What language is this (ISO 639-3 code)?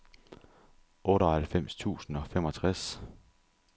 dan